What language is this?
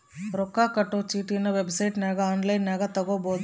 Kannada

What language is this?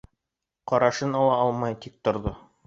Bashkir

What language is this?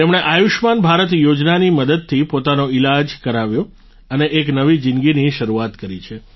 Gujarati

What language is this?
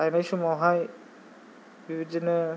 Bodo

